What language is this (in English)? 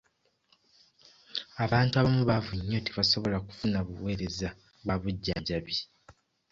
Ganda